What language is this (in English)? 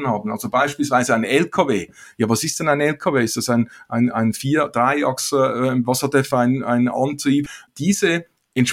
German